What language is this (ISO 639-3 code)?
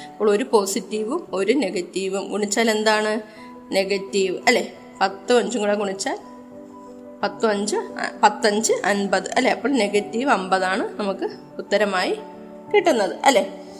mal